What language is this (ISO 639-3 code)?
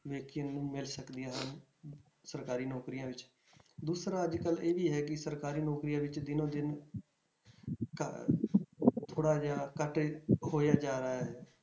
pan